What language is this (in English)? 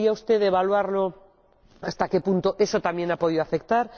Spanish